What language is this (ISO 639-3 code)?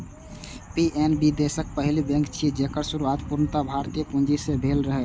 mai